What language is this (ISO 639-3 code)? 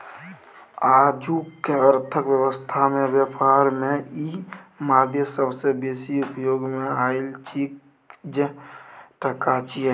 mai